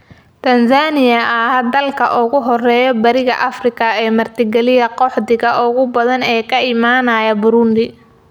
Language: Somali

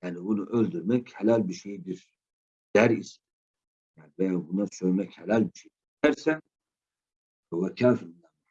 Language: Turkish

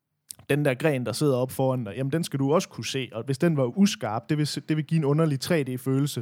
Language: Danish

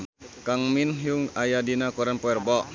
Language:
Sundanese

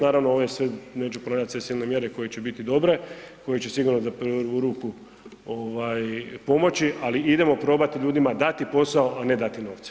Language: Croatian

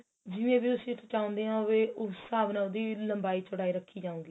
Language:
Punjabi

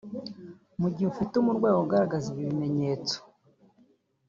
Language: Kinyarwanda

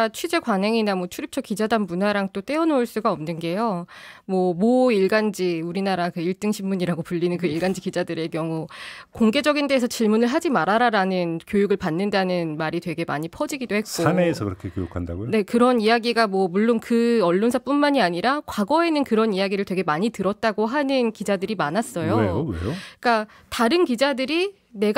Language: Korean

